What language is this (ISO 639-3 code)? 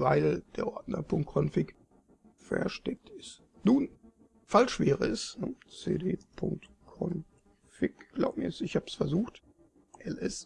deu